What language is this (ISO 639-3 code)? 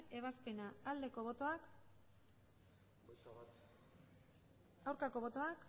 eus